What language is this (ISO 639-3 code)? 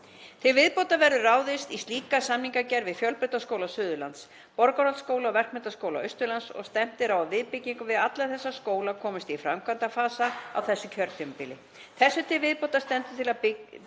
isl